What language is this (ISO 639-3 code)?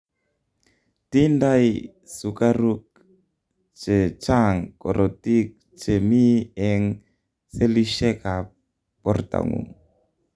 kln